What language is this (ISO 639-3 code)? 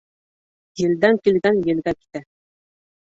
bak